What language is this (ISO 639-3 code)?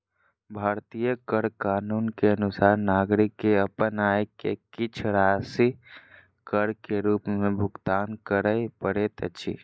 mai